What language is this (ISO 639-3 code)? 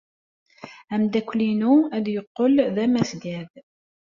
kab